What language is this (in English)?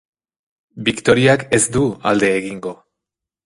Basque